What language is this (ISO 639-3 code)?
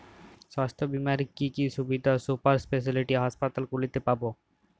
ben